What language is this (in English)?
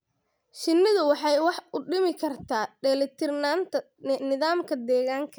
Somali